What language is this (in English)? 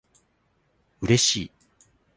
Japanese